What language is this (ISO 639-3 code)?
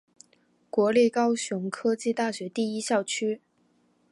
zho